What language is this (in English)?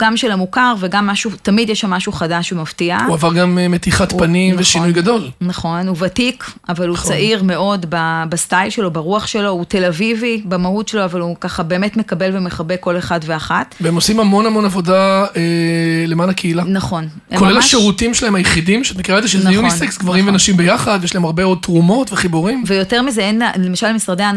Hebrew